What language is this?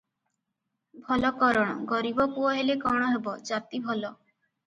Odia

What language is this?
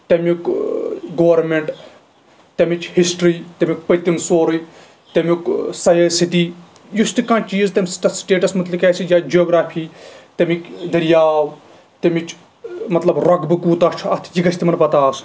Kashmiri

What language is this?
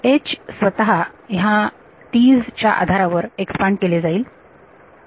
Marathi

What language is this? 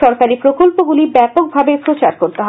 Bangla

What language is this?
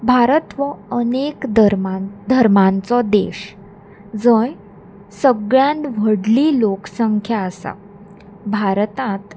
Konkani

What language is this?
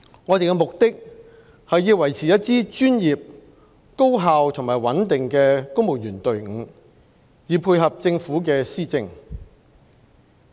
Cantonese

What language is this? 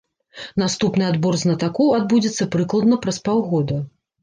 Belarusian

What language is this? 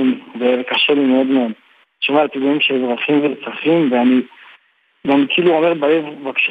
Hebrew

